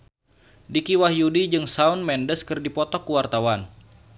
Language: Sundanese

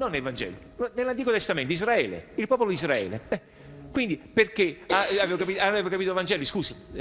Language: Italian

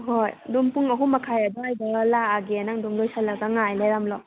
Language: Manipuri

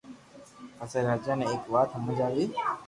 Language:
Loarki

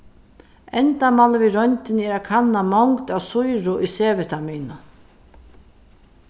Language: Faroese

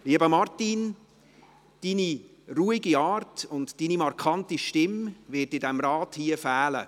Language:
Swiss German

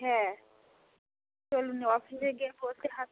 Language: Bangla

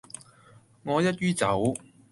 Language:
Cantonese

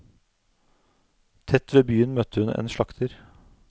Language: Norwegian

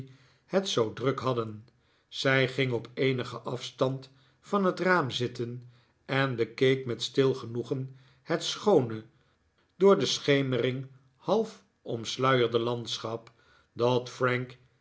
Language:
Dutch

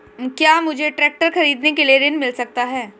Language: Hindi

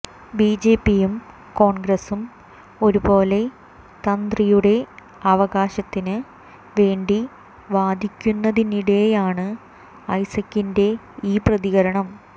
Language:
Malayalam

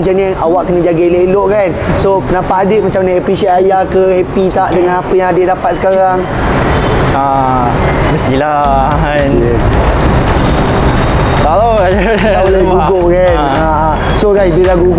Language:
Malay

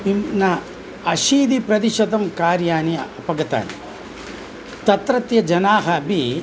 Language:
Sanskrit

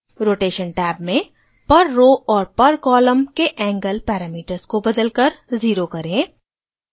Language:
Hindi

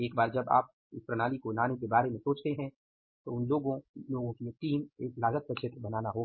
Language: Hindi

